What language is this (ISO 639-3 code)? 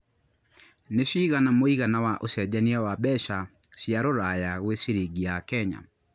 kik